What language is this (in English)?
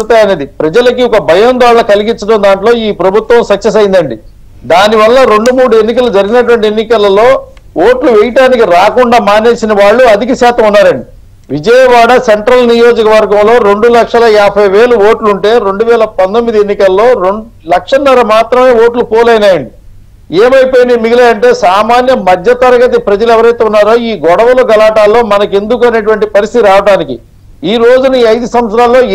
Telugu